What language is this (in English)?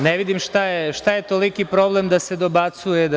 Serbian